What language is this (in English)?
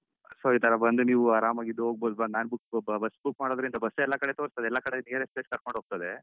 Kannada